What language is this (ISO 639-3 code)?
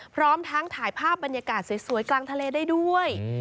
tha